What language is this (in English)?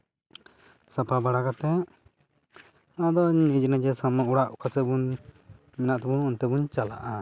Santali